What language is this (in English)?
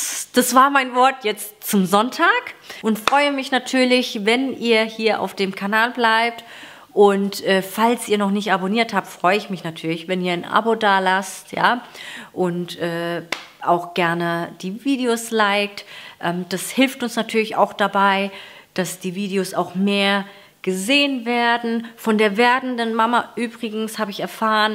German